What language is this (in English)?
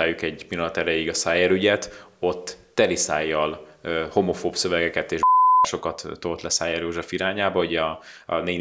Hungarian